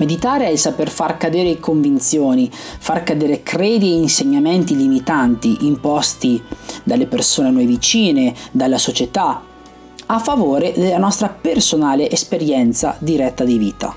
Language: Italian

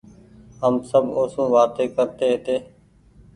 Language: Goaria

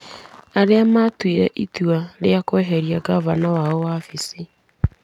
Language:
Kikuyu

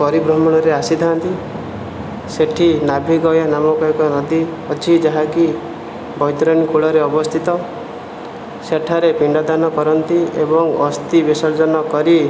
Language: Odia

